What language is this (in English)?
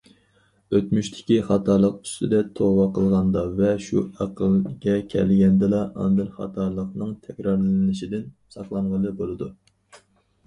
Uyghur